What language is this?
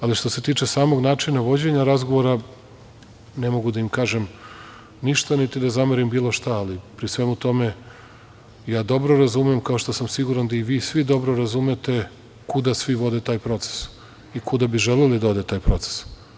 Serbian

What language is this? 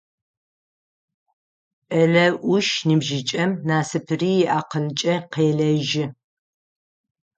Adyghe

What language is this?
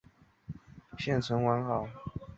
Chinese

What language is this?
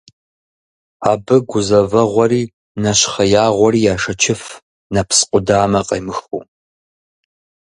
Kabardian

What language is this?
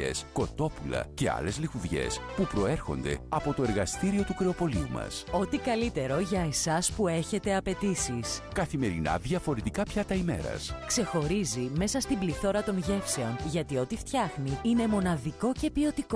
Greek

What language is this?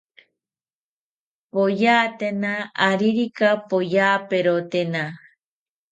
South Ucayali Ashéninka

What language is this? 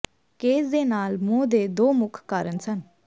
Punjabi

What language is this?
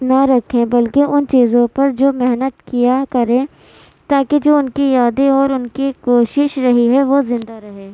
Urdu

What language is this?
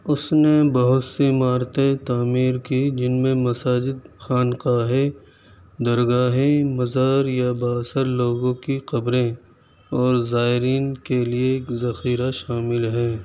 Urdu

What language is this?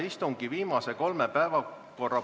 Estonian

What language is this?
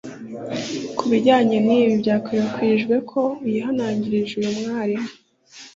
Kinyarwanda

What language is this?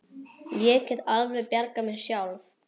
Icelandic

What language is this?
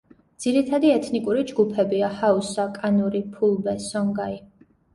Georgian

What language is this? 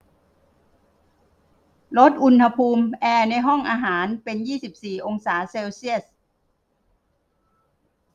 Thai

